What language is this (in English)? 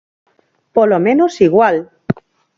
Galician